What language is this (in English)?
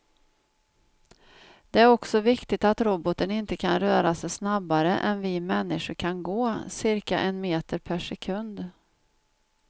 Swedish